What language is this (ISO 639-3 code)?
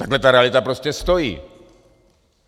ces